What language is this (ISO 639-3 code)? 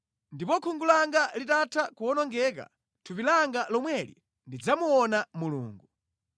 nya